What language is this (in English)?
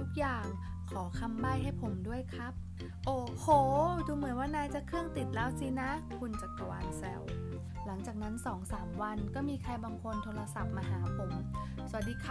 Thai